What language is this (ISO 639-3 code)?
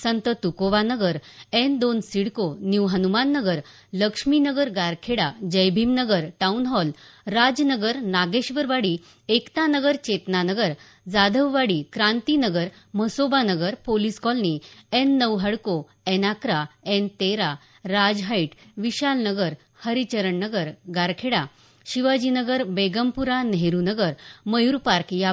mar